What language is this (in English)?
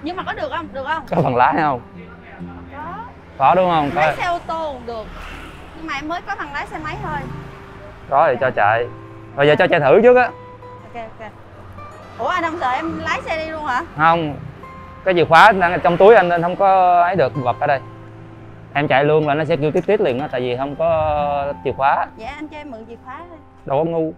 Vietnamese